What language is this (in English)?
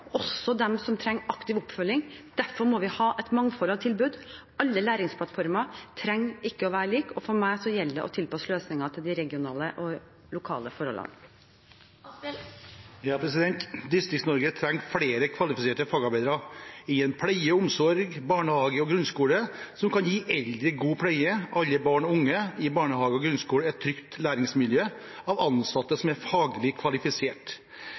Norwegian Bokmål